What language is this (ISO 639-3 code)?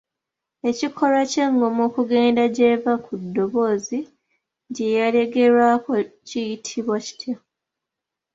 lug